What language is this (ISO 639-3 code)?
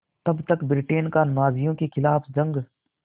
hin